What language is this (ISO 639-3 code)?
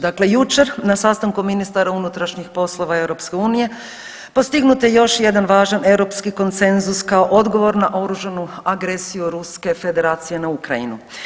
hrv